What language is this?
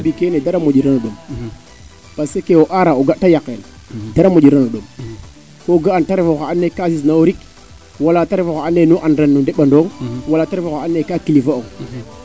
Serer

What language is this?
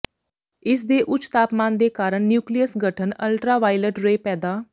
Punjabi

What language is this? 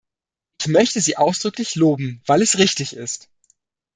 German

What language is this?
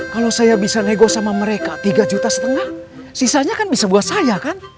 Indonesian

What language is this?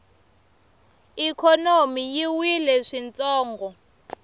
Tsonga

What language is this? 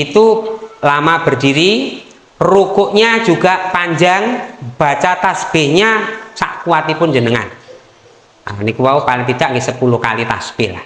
Indonesian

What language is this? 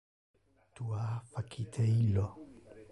Interlingua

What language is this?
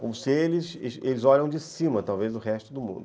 Portuguese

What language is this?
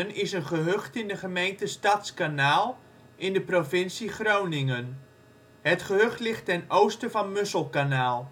Dutch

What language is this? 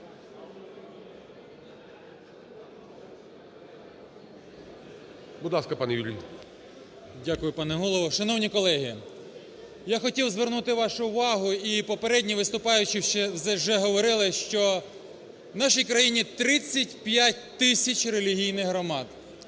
Ukrainian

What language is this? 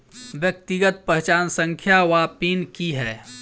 Maithili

